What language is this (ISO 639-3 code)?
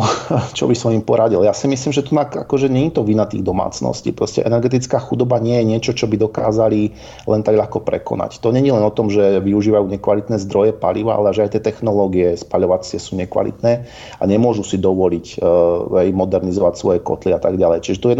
slk